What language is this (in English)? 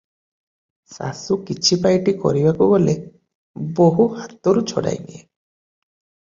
Odia